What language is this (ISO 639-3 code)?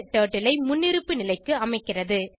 tam